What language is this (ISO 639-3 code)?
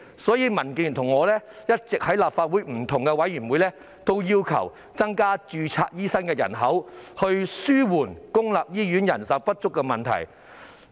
yue